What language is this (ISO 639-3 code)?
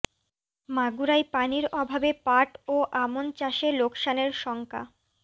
ben